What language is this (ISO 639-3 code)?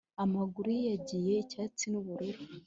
kin